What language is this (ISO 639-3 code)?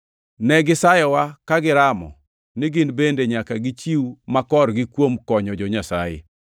luo